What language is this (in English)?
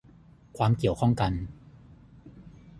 Thai